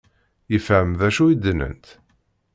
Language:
Kabyle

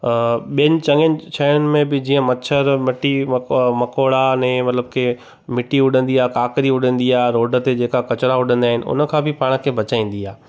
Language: Sindhi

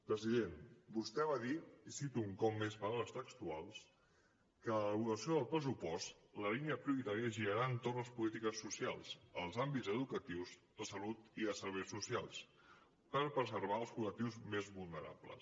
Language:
Catalan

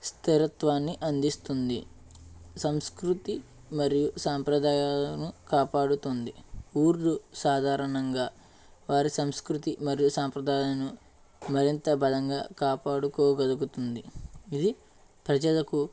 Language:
Telugu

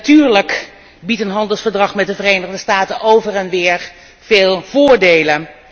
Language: Dutch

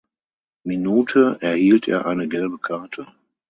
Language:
German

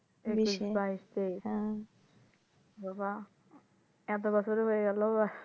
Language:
Bangla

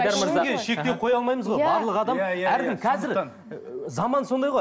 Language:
Kazakh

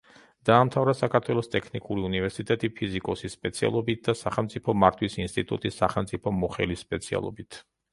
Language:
Georgian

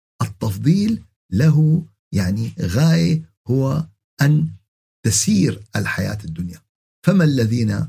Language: Arabic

